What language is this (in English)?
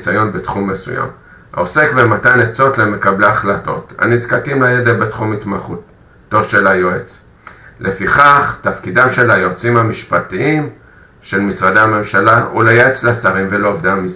Hebrew